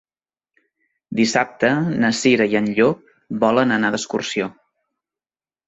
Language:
Catalan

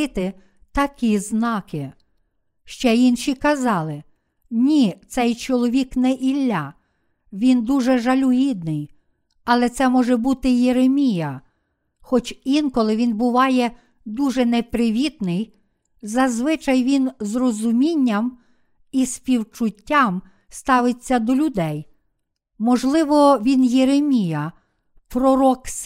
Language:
Ukrainian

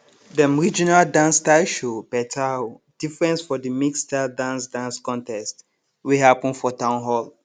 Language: Nigerian Pidgin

